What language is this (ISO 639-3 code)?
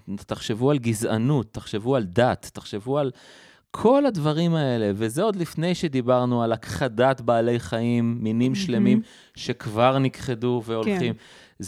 heb